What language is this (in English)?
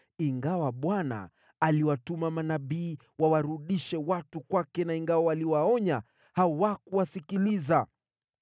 Swahili